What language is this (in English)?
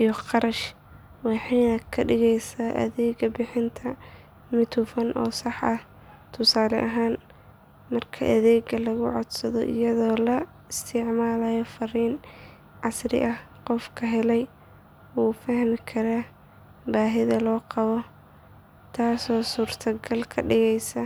Somali